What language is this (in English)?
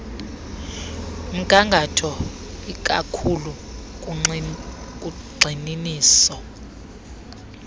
Xhosa